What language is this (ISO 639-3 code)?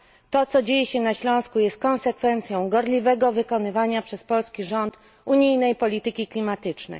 pol